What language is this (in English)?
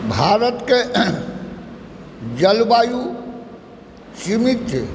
Maithili